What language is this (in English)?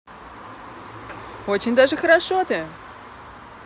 Russian